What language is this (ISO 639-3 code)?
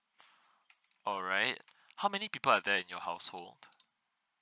eng